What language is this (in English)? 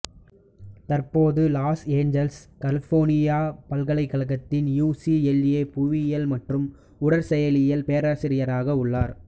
Tamil